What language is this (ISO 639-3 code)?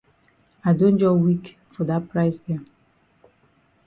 wes